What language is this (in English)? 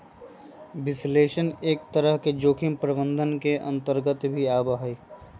Magahi